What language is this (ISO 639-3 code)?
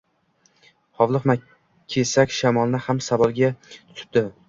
uzb